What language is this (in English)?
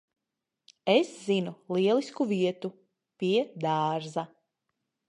Latvian